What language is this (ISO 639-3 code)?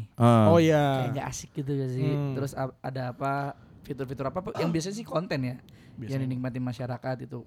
ind